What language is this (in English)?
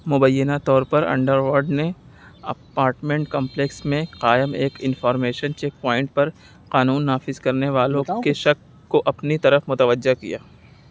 Urdu